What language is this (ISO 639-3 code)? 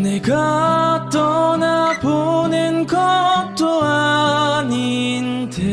kor